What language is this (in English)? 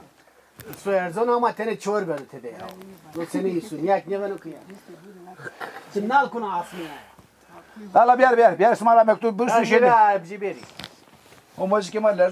Turkish